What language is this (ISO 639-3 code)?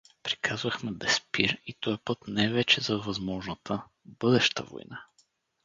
bul